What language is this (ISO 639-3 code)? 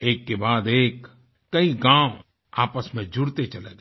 hin